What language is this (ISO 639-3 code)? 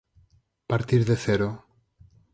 glg